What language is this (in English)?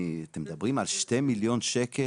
Hebrew